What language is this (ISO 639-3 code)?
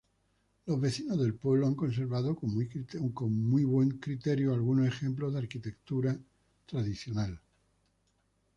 spa